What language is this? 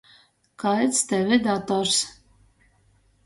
Latgalian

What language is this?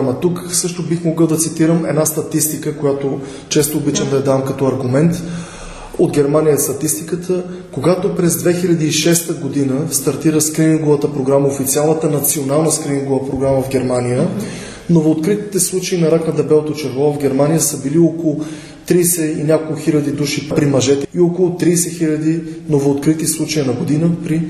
Bulgarian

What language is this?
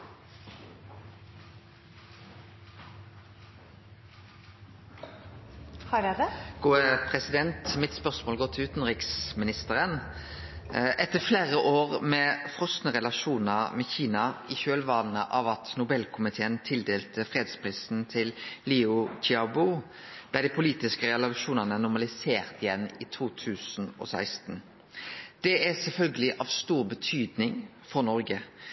Norwegian Nynorsk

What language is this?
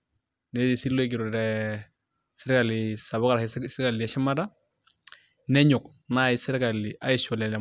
Masai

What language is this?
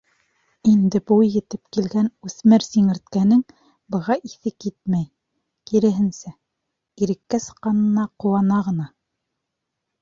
Bashkir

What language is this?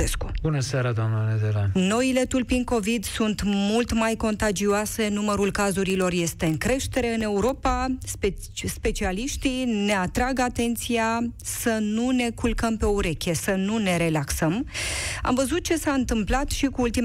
Romanian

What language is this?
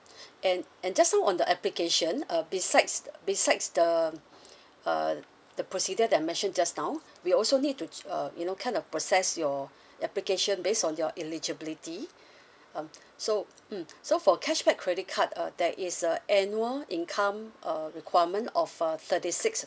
English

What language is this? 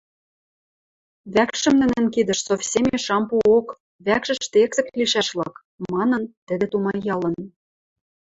Western Mari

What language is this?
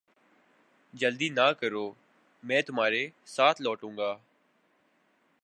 Urdu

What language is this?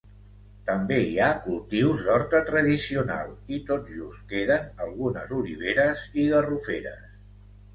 Catalan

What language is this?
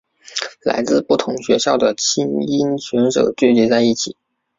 Chinese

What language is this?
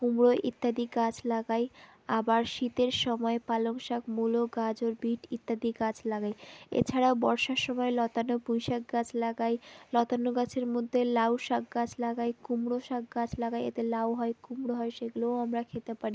Bangla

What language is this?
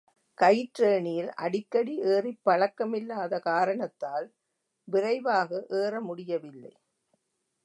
Tamil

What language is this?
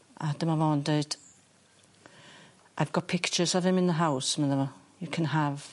Welsh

